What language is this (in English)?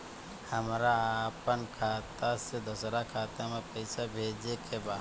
Bhojpuri